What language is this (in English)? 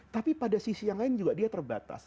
Indonesian